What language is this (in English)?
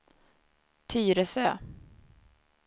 Swedish